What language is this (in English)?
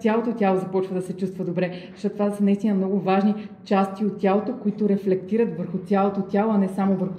Bulgarian